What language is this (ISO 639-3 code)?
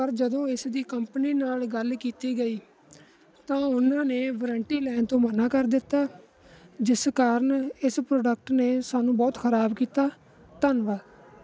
pan